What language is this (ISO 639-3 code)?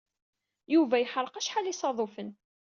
kab